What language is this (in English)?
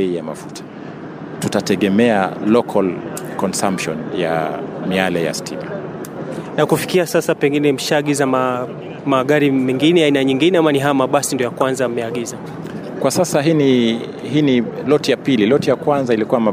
Swahili